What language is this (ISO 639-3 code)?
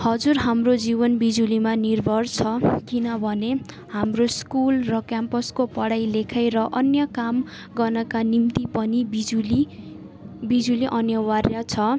nep